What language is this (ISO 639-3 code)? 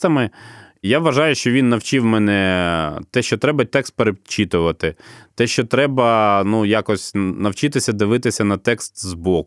ukr